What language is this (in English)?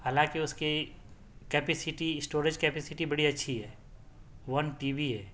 Urdu